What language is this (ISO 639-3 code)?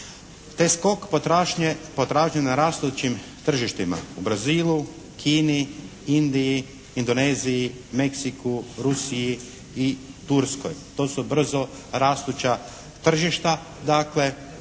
hrv